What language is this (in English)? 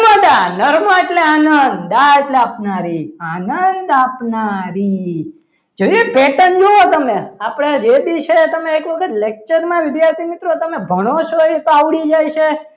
Gujarati